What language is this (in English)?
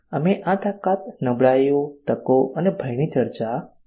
Gujarati